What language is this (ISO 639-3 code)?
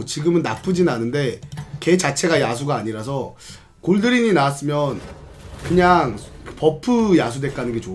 kor